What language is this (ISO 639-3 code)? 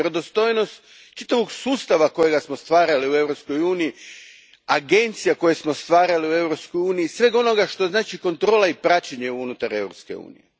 hrv